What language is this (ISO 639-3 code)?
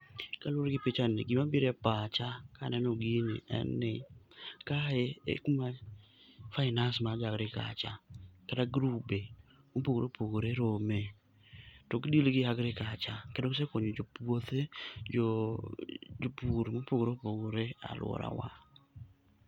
luo